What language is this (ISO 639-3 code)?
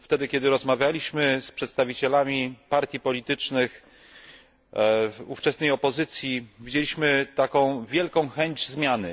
pol